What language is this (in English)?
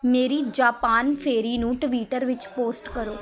Punjabi